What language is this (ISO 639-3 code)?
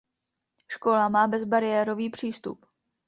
ces